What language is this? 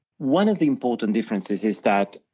English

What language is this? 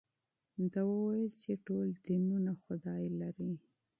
Pashto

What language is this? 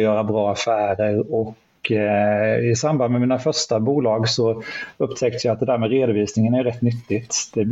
Swedish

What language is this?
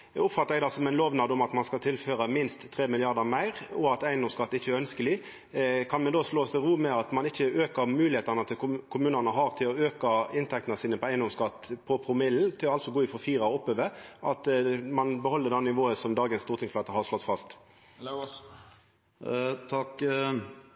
Norwegian Nynorsk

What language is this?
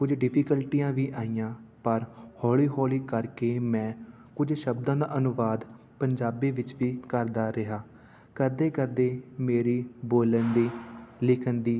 Punjabi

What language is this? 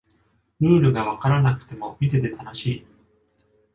Japanese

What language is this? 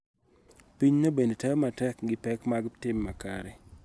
Luo (Kenya and Tanzania)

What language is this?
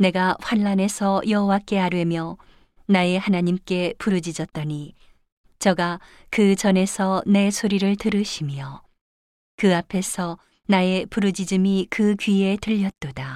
Korean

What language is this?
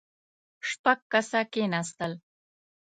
Pashto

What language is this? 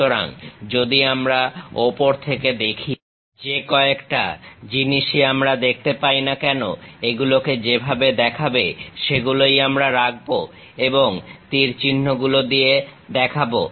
Bangla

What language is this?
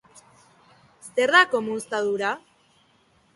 Basque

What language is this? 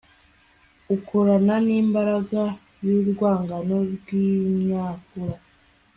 Kinyarwanda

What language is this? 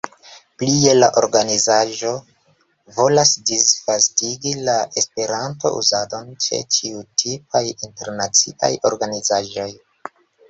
Esperanto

